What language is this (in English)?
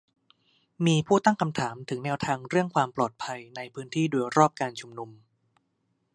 Thai